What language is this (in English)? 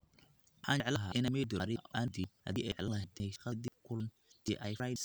Somali